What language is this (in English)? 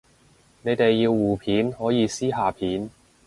Cantonese